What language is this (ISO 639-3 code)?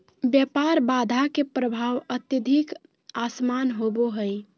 mag